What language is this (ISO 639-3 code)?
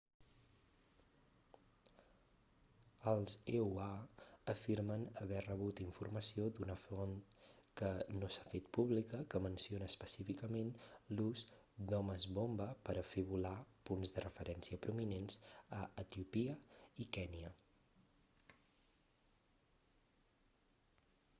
cat